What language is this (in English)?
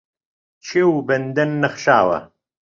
Central Kurdish